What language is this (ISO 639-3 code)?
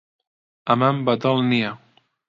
ckb